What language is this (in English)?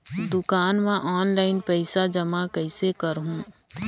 Chhattisgarhi